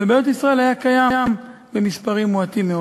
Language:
Hebrew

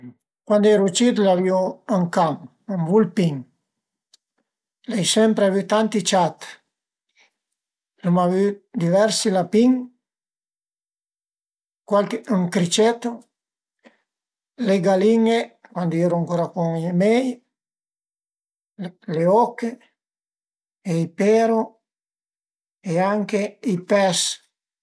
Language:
Piedmontese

